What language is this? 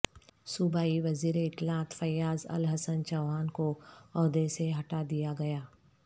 Urdu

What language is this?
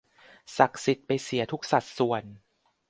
Thai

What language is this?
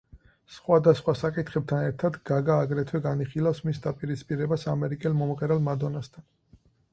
Georgian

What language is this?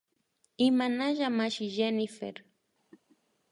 Imbabura Highland Quichua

